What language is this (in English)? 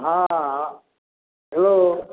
Maithili